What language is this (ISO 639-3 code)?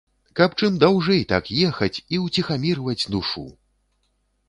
bel